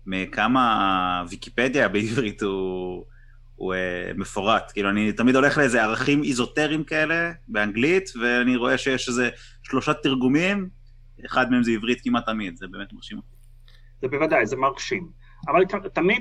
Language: Hebrew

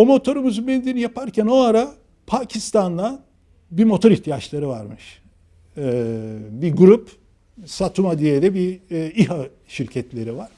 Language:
Turkish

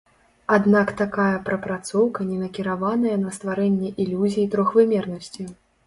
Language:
Belarusian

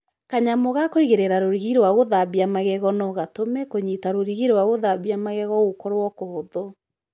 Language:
Kikuyu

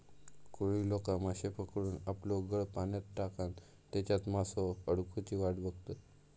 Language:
Marathi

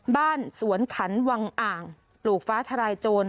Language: Thai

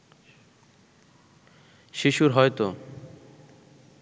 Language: Bangla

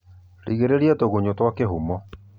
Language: Kikuyu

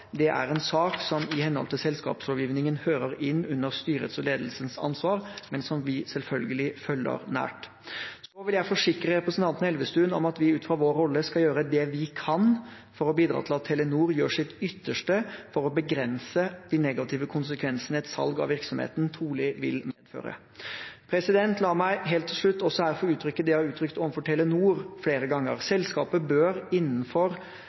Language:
Norwegian Bokmål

